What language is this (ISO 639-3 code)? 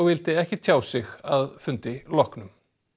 isl